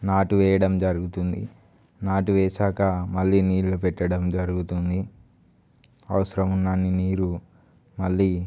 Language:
Telugu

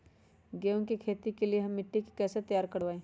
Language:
Magahi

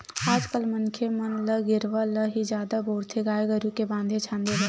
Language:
Chhattisgarhi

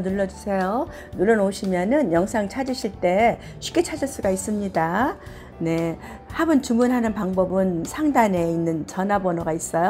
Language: Korean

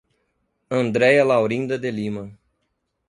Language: Portuguese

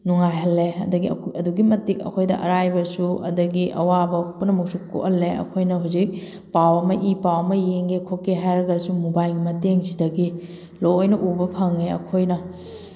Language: Manipuri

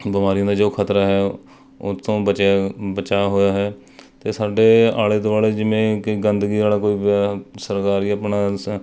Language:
Punjabi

